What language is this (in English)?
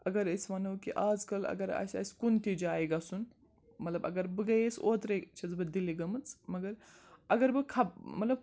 Kashmiri